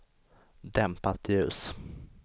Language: Swedish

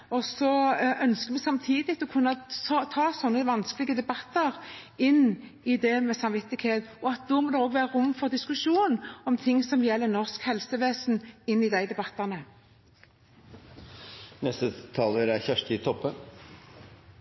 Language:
Norwegian Bokmål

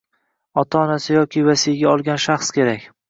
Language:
Uzbek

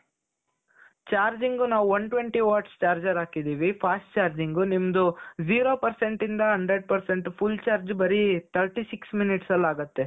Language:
Kannada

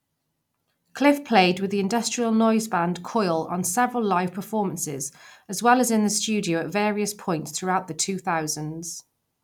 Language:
English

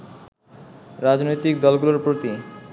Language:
Bangla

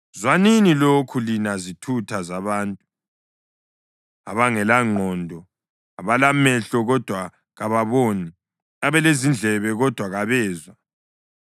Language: North Ndebele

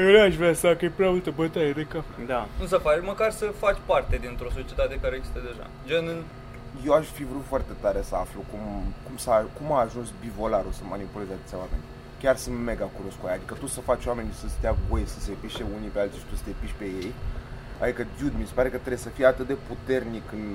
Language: Romanian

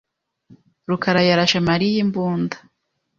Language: Kinyarwanda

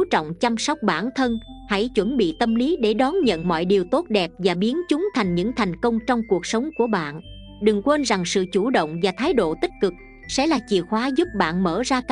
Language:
Vietnamese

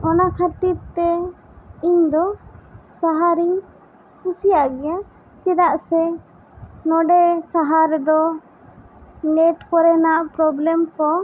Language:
Santali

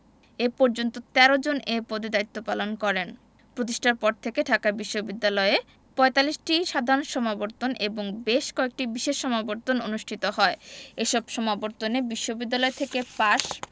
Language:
Bangla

